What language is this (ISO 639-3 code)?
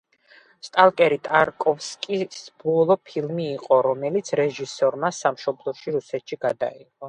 kat